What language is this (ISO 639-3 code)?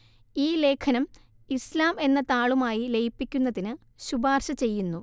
mal